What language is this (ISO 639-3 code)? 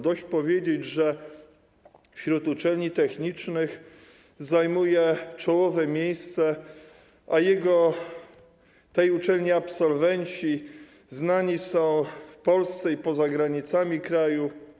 pol